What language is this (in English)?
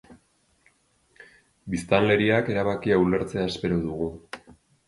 Basque